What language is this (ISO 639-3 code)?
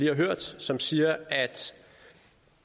dan